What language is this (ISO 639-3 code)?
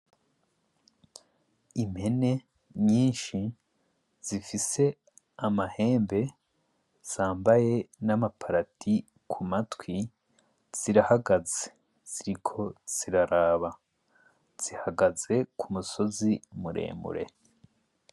run